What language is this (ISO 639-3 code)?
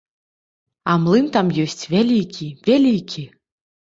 bel